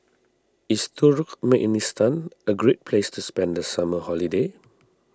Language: English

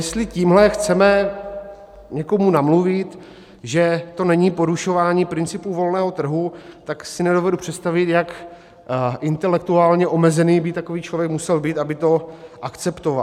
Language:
Czech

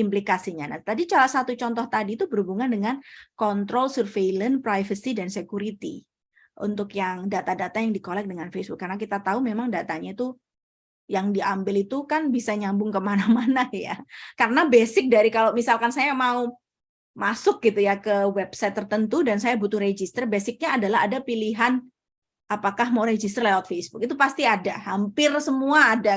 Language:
Indonesian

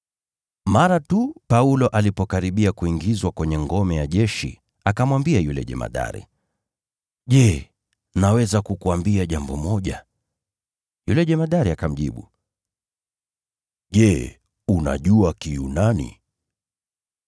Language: Swahili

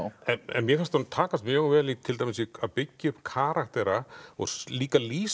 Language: Icelandic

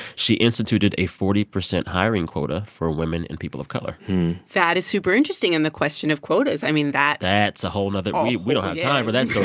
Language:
English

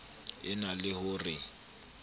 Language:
Southern Sotho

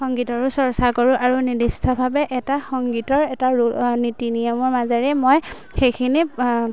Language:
Assamese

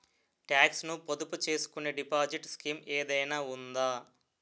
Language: Telugu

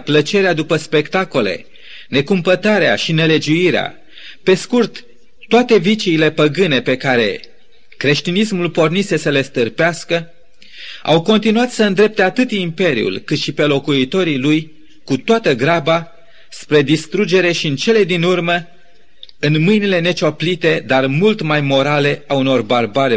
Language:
Romanian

